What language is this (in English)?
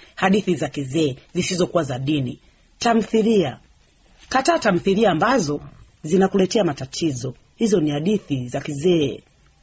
Swahili